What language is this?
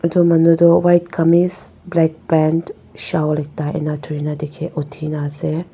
Naga Pidgin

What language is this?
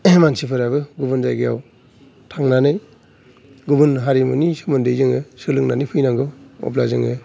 Bodo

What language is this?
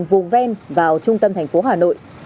Vietnamese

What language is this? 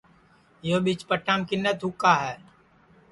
Sansi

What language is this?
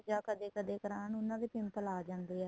Punjabi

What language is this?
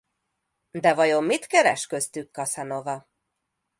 Hungarian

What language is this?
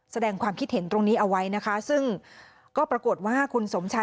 Thai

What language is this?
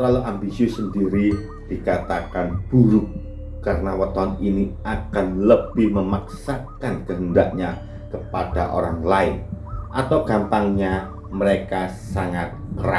Indonesian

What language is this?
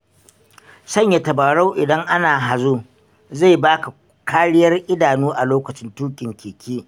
Hausa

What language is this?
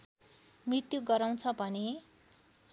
Nepali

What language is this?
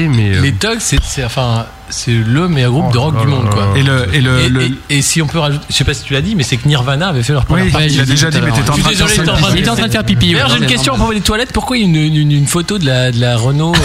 French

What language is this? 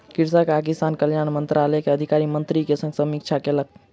Maithili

